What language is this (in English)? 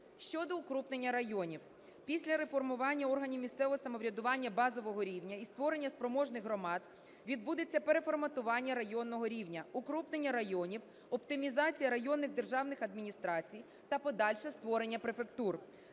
Ukrainian